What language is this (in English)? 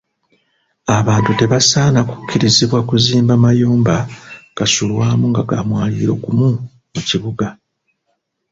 Ganda